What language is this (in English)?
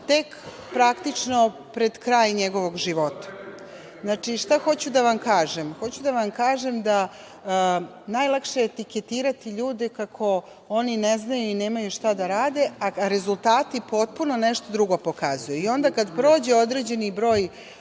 Serbian